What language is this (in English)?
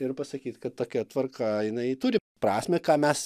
Lithuanian